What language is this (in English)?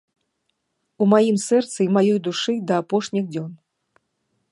Belarusian